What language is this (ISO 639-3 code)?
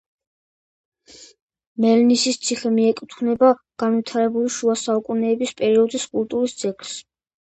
kat